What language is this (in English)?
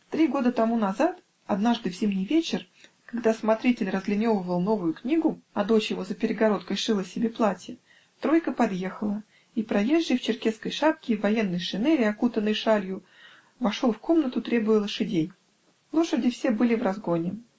Russian